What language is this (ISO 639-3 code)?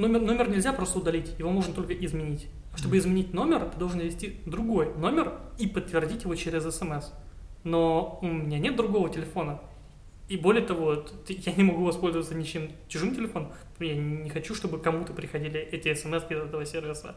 rus